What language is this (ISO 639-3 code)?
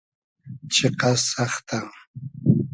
haz